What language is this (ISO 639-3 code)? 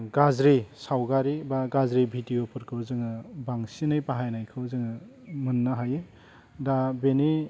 brx